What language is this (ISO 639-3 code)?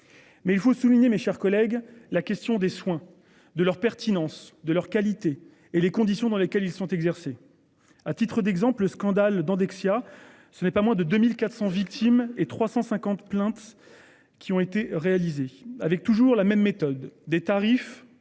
fra